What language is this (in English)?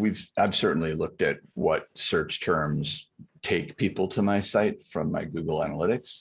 English